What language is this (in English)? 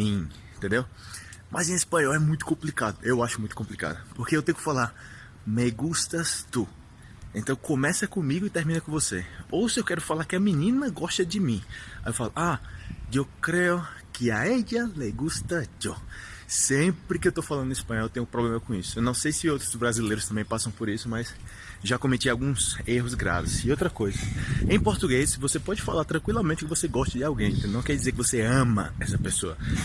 Portuguese